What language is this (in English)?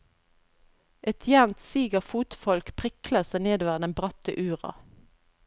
Norwegian